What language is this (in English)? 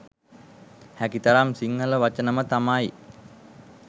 Sinhala